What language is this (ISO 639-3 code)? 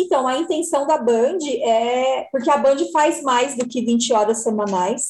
por